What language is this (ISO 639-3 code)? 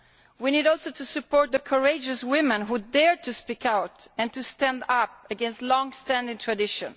eng